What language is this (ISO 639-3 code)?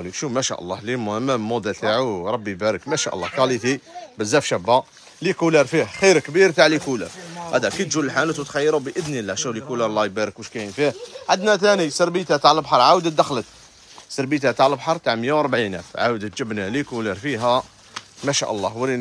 ara